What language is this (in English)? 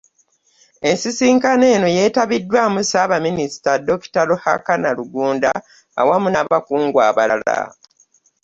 Ganda